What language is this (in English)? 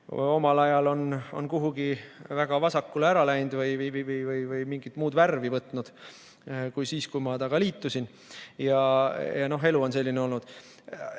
Estonian